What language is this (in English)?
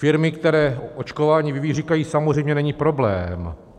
Czech